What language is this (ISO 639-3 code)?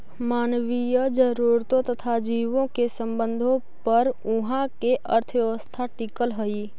mag